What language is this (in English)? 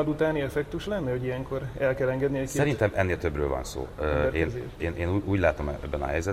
Hungarian